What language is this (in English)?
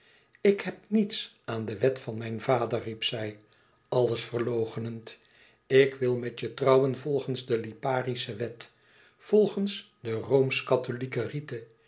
Dutch